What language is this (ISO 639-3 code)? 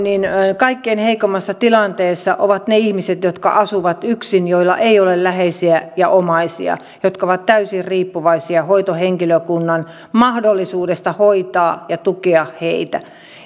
fin